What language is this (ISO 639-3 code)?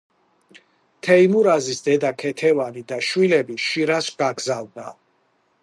kat